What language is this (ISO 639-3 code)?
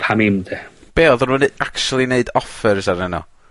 cym